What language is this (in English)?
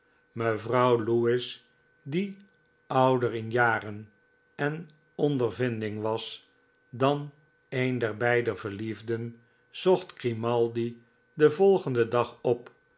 Dutch